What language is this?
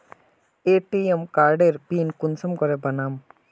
Magahi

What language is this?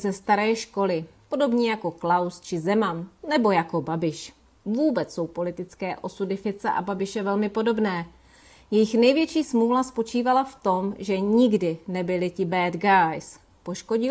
Czech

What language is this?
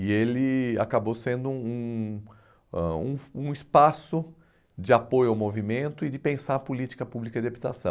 Portuguese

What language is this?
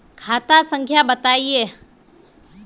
Magahi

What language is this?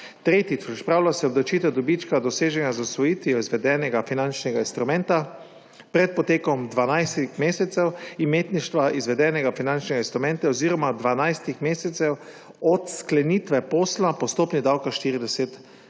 Slovenian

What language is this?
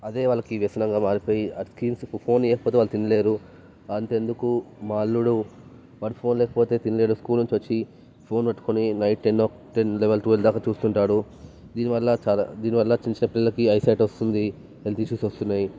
Telugu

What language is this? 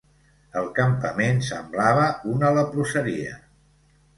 Catalan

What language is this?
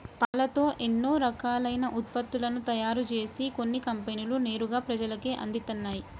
Telugu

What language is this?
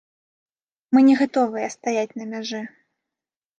Belarusian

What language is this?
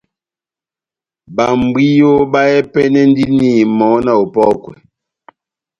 Batanga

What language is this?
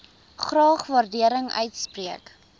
Afrikaans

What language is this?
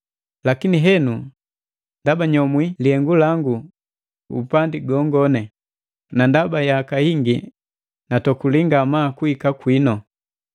Matengo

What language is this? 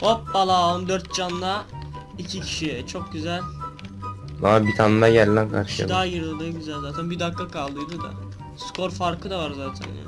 Turkish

